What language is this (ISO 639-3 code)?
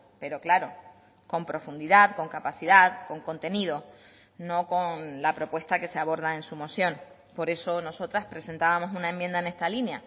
spa